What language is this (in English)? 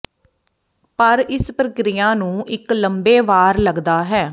Punjabi